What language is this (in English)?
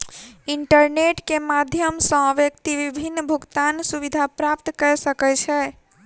Maithili